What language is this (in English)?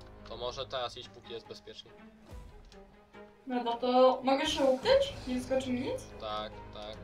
Polish